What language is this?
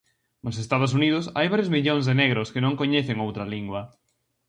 Galician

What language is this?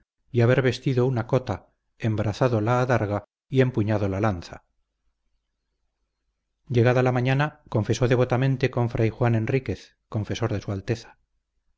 Spanish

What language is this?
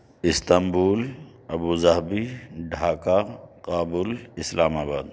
Urdu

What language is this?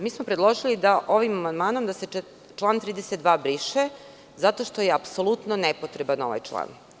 Serbian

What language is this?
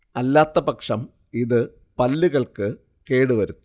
Malayalam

